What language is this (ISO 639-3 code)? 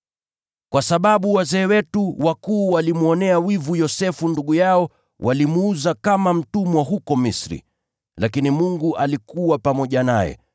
swa